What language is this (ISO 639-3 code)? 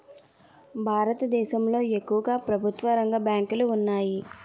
tel